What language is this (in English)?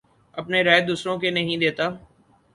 Urdu